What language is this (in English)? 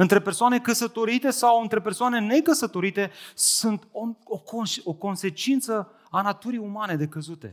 Romanian